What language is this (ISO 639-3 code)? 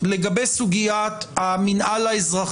heb